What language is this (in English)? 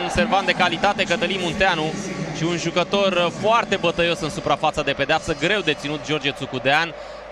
Romanian